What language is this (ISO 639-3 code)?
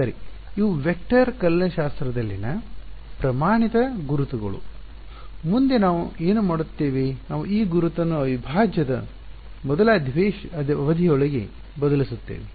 kan